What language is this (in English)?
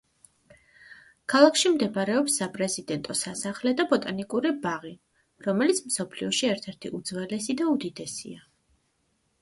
Georgian